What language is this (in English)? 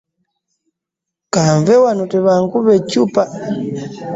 Ganda